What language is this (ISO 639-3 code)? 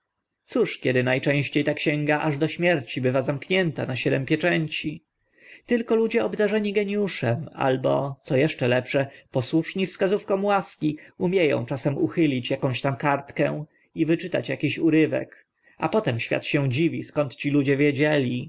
pol